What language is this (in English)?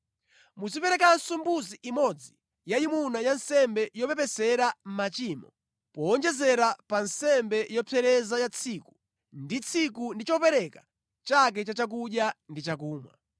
Nyanja